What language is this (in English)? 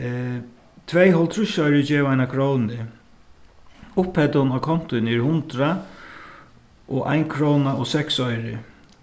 Faroese